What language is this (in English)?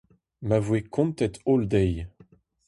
Breton